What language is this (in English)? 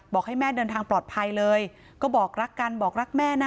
Thai